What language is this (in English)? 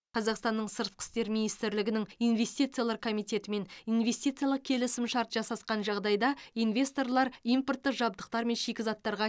Kazakh